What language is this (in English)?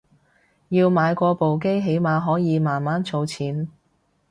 Cantonese